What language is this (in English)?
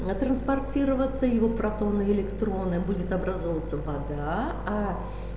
Russian